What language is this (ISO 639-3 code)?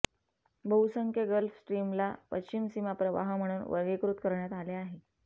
mar